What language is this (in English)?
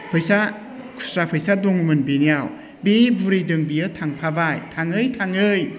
Bodo